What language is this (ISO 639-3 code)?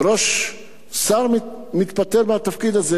heb